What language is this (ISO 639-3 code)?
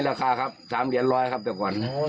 tha